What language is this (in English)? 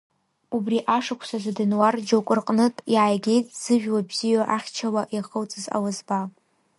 Abkhazian